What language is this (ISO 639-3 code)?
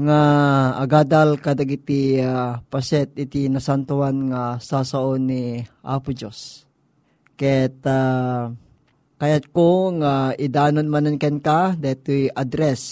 fil